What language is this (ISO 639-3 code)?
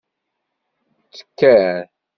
kab